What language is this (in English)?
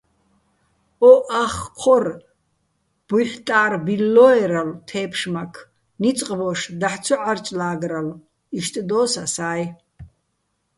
Bats